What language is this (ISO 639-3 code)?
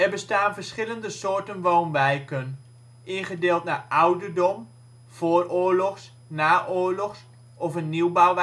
nld